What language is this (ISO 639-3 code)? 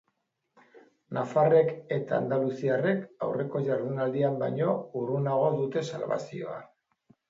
eus